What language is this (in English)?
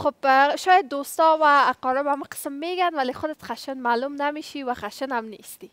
Persian